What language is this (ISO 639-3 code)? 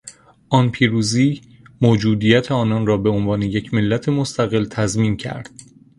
fas